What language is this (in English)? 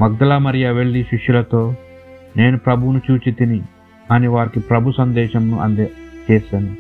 Telugu